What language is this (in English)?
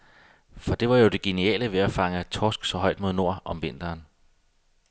Danish